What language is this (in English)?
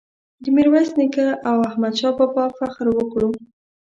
Pashto